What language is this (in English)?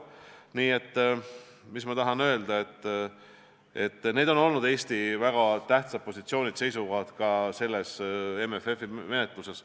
Estonian